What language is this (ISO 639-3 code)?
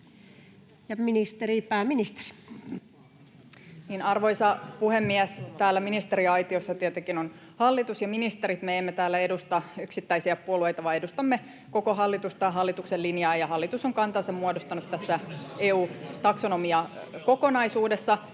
fin